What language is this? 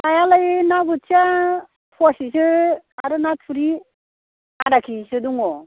Bodo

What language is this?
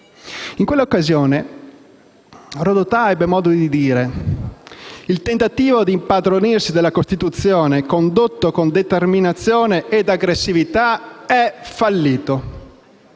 Italian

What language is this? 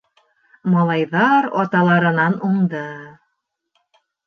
Bashkir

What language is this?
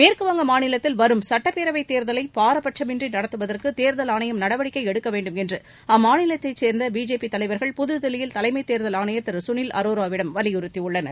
Tamil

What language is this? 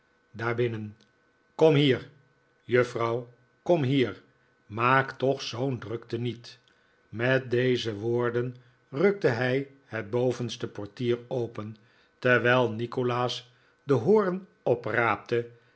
Dutch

